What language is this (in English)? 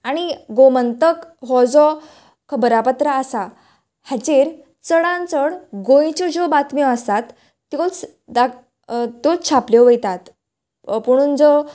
Konkani